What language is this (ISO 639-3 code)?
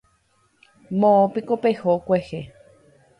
grn